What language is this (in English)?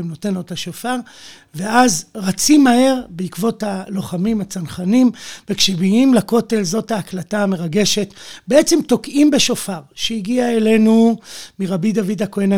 Hebrew